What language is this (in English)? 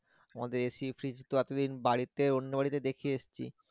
Bangla